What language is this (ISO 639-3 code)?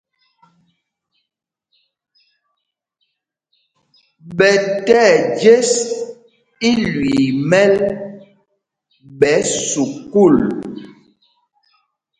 mgg